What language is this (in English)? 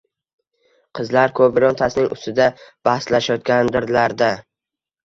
Uzbek